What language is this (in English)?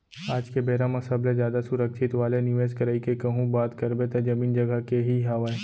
Chhattisgarhi